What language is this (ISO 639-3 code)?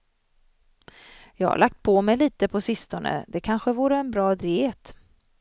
swe